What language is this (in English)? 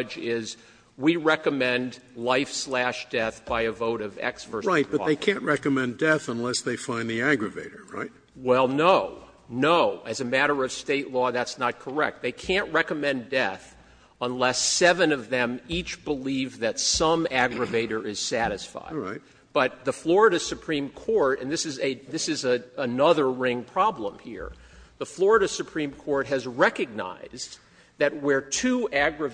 English